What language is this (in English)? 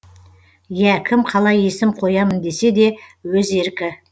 Kazakh